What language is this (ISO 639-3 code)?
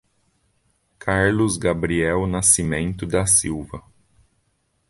por